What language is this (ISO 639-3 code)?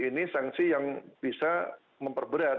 ind